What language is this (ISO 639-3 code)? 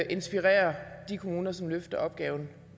dan